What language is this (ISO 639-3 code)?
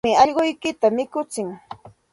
qxt